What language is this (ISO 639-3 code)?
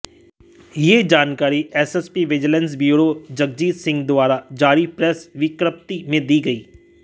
hin